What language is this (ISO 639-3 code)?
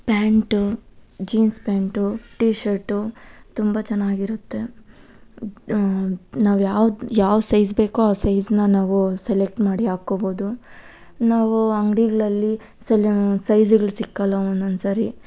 kan